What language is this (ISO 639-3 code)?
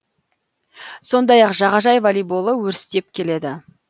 kaz